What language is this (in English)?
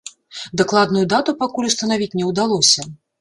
Belarusian